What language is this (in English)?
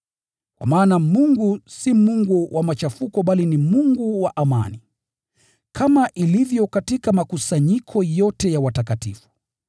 Swahili